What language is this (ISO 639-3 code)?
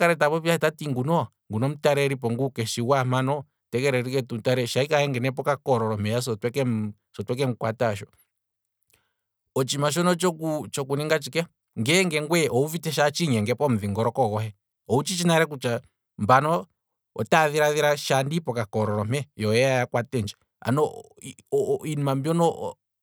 kwm